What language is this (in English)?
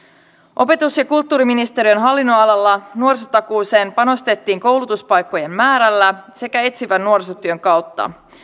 Finnish